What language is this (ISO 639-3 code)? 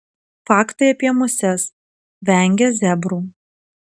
lit